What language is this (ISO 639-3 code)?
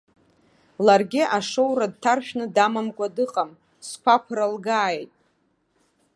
abk